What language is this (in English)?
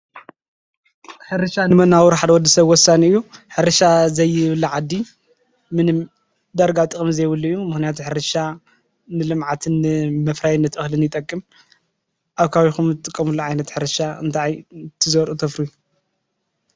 Tigrinya